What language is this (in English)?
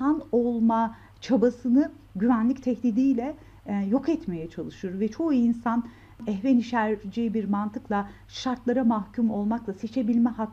Turkish